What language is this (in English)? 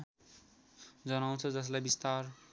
Nepali